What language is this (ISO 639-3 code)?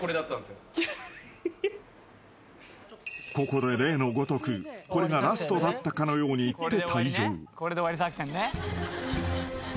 jpn